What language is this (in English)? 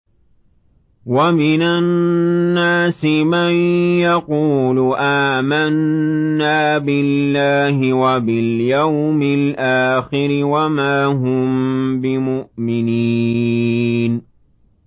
Arabic